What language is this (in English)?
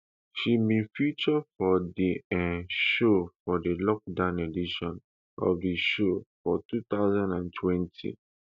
Nigerian Pidgin